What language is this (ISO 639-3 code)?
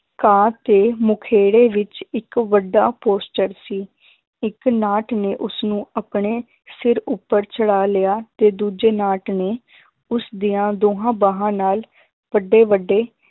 pan